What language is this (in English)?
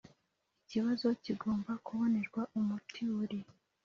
Kinyarwanda